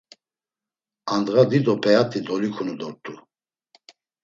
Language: Laz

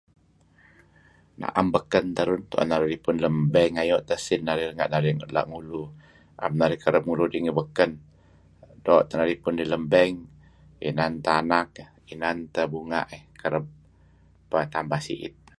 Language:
Kelabit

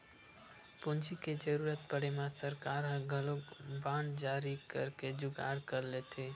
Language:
Chhattisgarhi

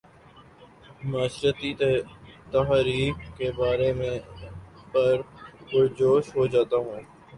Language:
Urdu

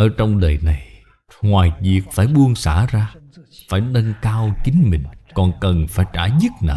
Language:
Vietnamese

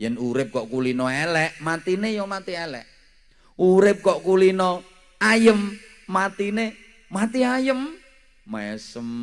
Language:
Indonesian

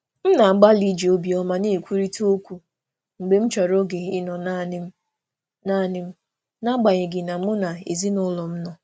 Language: Igbo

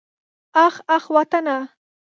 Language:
Pashto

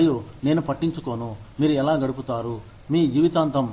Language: Telugu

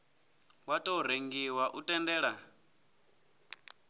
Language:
Venda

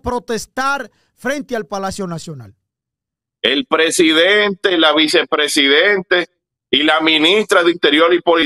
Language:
Spanish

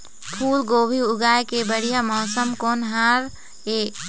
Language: Chhattisgarhi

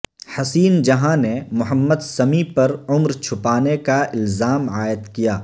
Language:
Urdu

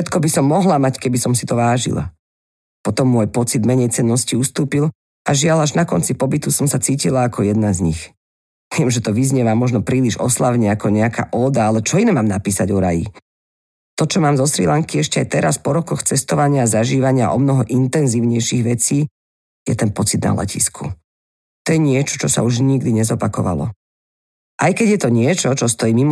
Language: Slovak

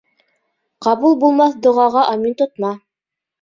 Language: Bashkir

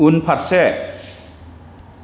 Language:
Bodo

